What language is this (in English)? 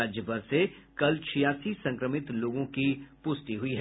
Hindi